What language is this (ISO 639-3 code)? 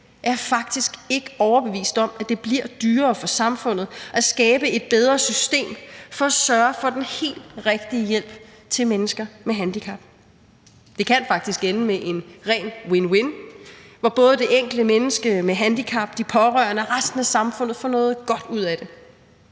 dan